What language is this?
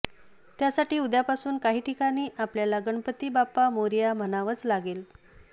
Marathi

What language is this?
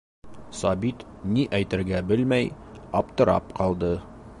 Bashkir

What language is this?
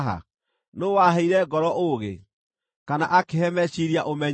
Kikuyu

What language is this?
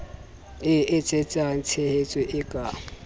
Southern Sotho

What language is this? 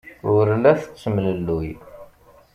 Kabyle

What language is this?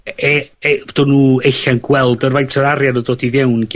Welsh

